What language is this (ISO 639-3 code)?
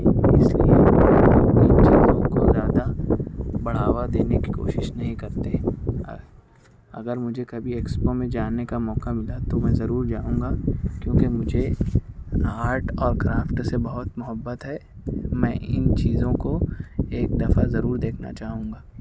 urd